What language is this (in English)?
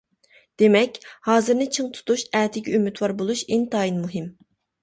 Uyghur